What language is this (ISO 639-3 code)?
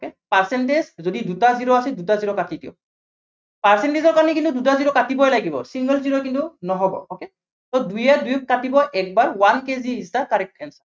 asm